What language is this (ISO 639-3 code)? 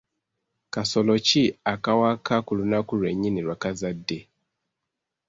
lug